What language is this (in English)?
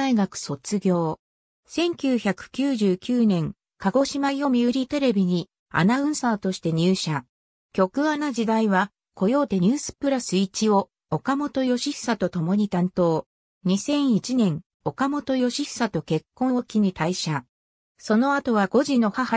Japanese